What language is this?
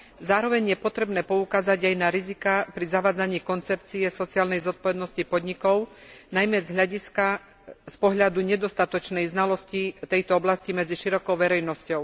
Slovak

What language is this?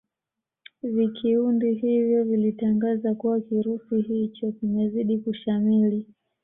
Swahili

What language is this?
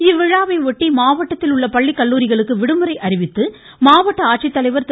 Tamil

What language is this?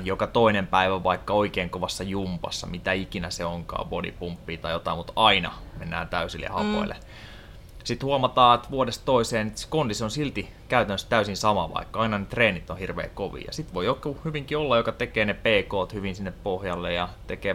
Finnish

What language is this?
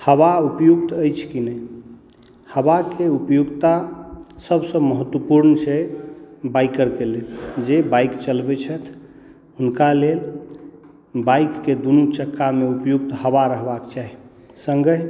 Maithili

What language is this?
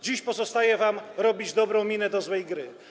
Polish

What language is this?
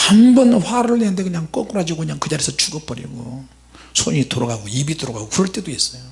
Korean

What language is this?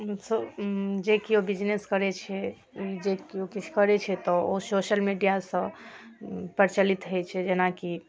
Maithili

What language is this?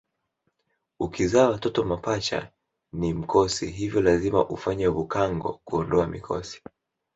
Swahili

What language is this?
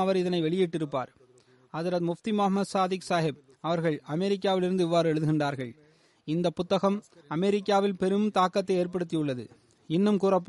Tamil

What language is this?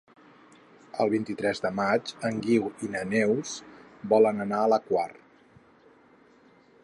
Catalan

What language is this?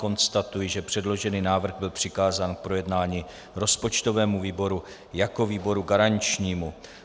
Czech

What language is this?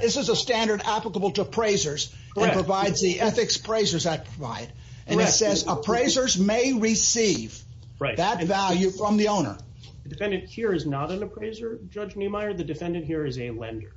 English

